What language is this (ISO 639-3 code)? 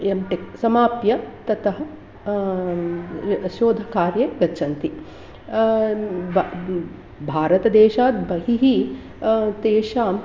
san